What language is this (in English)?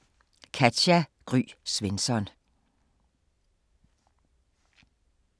Danish